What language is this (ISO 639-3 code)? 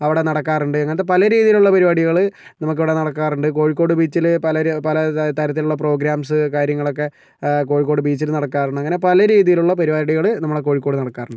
mal